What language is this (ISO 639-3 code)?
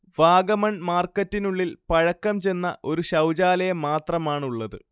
mal